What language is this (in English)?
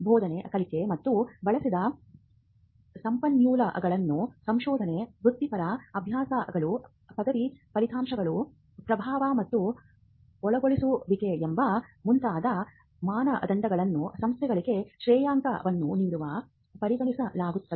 Kannada